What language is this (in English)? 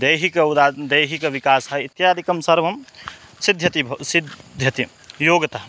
Sanskrit